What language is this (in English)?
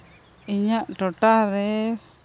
Santali